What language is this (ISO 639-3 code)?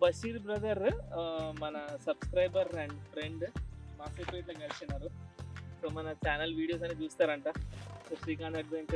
tel